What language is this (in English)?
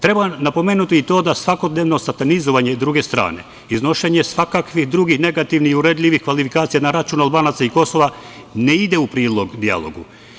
Serbian